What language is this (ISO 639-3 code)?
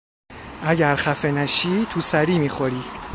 fas